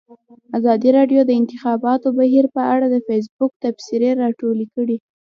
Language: Pashto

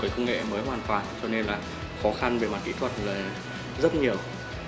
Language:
Vietnamese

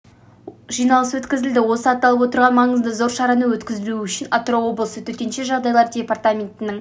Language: Kazakh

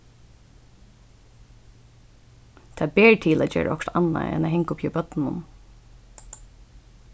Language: Faroese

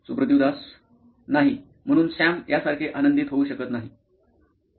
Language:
Marathi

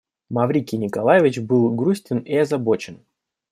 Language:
Russian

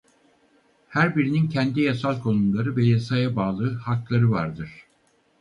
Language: Turkish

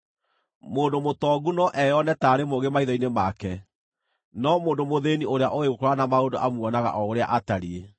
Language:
Kikuyu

